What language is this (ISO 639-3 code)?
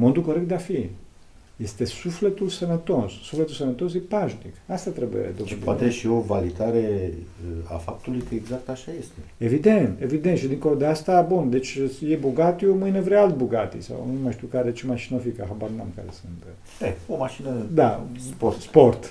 ron